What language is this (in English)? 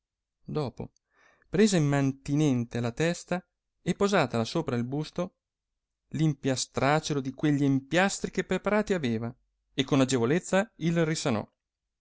Italian